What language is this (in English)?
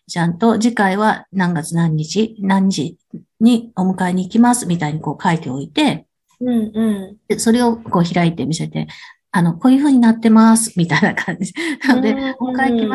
Japanese